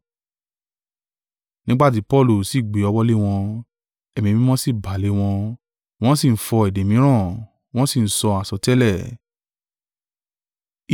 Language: Yoruba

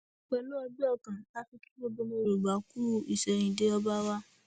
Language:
Yoruba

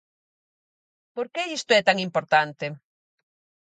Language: Galician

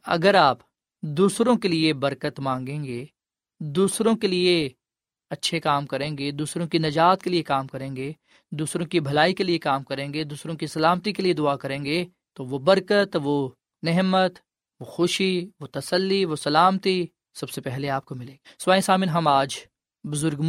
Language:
Urdu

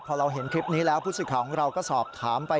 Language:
Thai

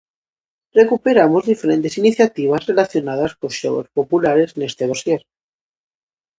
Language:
Galician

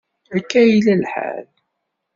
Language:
Kabyle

